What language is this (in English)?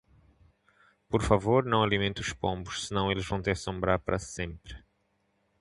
Portuguese